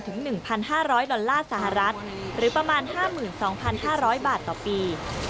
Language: Thai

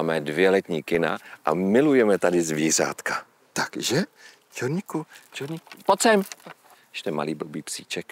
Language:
Czech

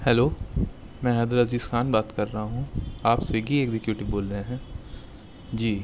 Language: Urdu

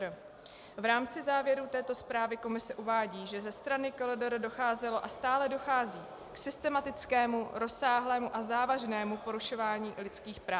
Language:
Czech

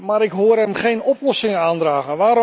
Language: Dutch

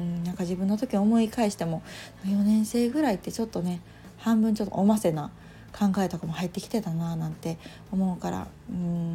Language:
Japanese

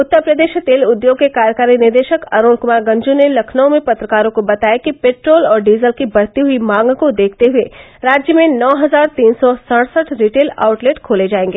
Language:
Hindi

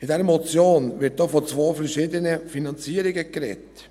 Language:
Swiss German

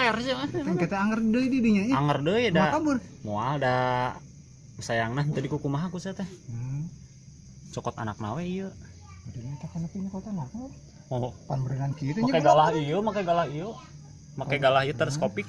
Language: Indonesian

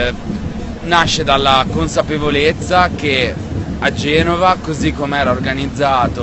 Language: Italian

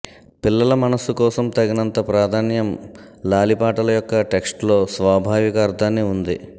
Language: Telugu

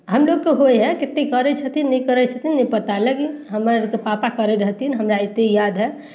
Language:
Maithili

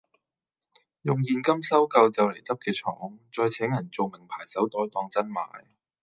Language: Cantonese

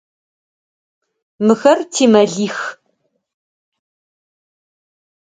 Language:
Adyghe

